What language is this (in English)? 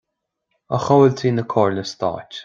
Irish